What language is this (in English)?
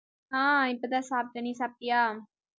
Tamil